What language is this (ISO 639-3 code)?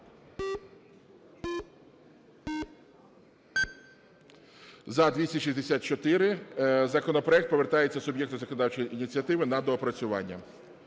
ukr